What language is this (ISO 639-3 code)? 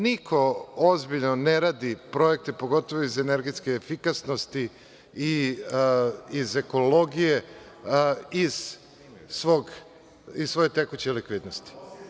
srp